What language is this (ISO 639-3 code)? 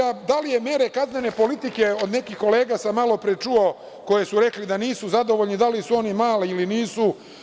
srp